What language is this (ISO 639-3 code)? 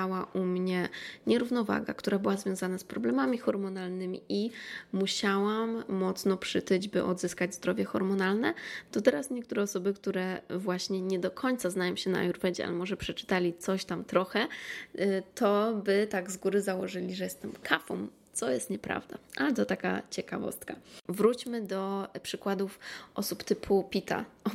pol